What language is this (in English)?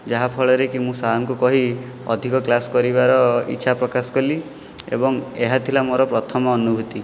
Odia